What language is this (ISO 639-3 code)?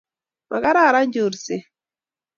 kln